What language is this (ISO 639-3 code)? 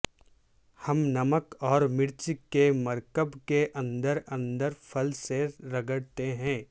urd